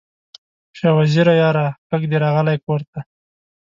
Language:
Pashto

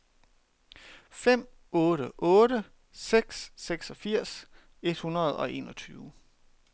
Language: Danish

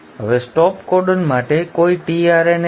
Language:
Gujarati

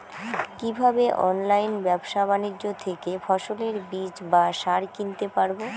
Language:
Bangla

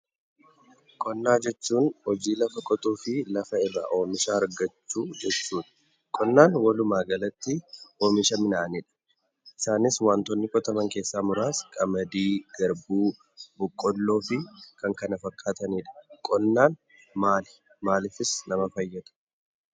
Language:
Oromo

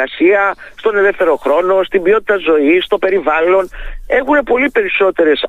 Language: Greek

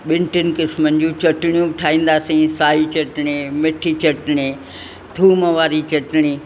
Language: Sindhi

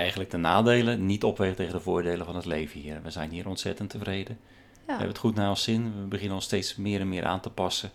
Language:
Dutch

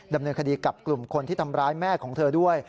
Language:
Thai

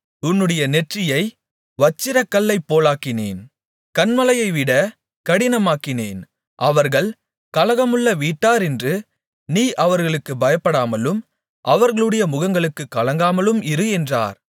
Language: Tamil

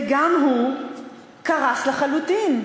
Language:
Hebrew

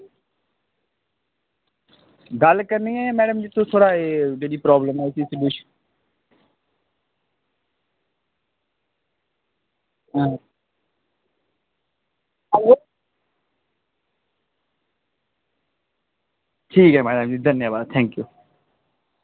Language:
Dogri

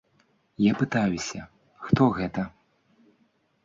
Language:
Belarusian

